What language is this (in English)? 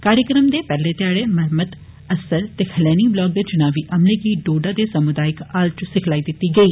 Dogri